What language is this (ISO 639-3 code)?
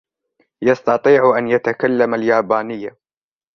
ara